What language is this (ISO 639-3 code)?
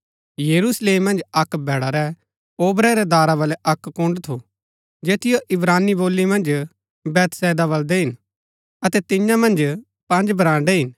gbk